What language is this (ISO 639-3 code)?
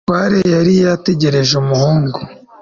kin